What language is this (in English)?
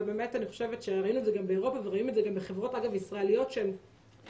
Hebrew